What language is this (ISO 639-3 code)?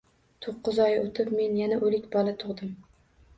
uzb